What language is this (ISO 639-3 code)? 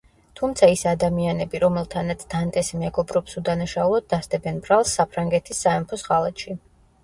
kat